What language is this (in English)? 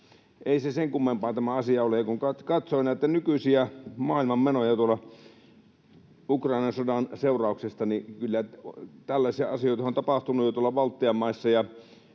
Finnish